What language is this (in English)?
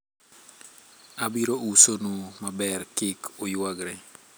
Luo (Kenya and Tanzania)